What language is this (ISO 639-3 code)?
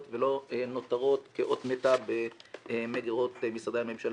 heb